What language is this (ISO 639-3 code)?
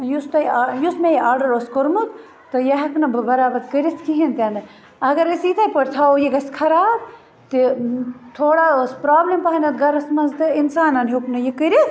kas